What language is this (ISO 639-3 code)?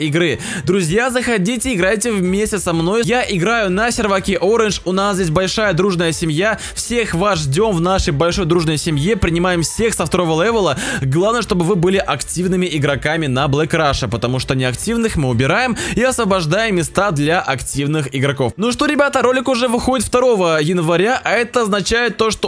rus